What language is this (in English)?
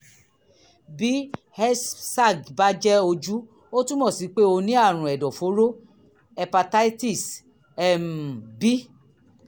Yoruba